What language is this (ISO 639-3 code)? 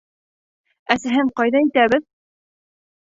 bak